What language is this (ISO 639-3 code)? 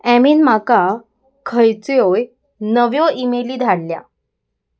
kok